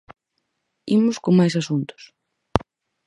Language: Galician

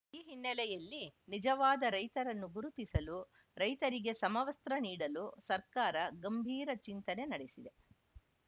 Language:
Kannada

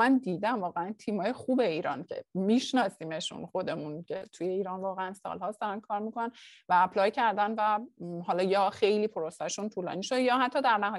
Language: Persian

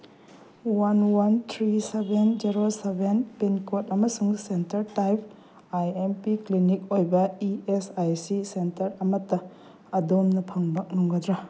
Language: Manipuri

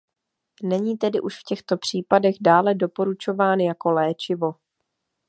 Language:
Czech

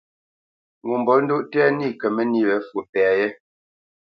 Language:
Bamenyam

